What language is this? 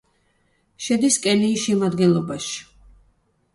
Georgian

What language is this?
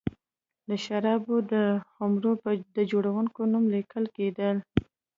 Pashto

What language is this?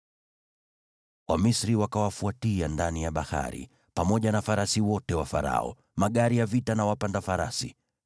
Swahili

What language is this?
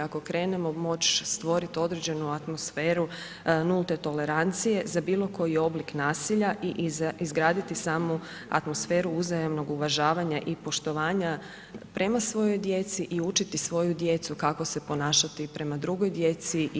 Croatian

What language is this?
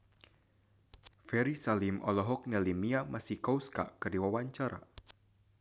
Sundanese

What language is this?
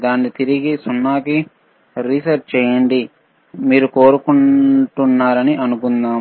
Telugu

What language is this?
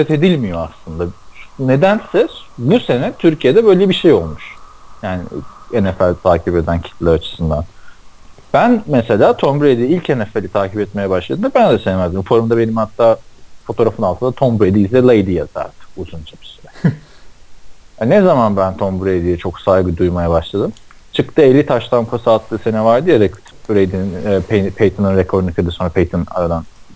Turkish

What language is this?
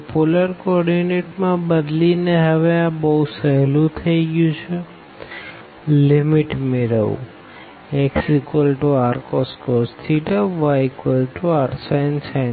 Gujarati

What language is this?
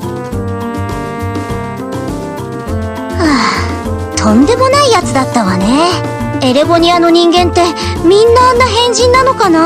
Japanese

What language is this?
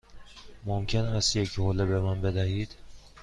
Persian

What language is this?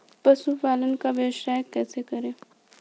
Hindi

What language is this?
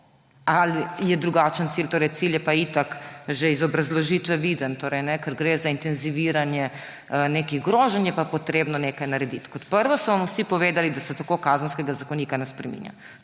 Slovenian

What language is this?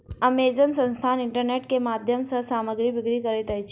Maithili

